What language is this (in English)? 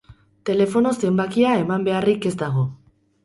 Basque